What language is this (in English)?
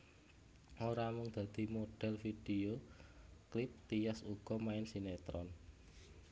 Javanese